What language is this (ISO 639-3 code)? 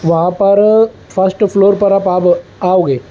urd